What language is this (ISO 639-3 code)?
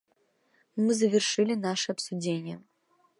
rus